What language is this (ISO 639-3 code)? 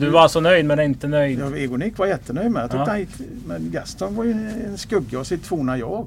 swe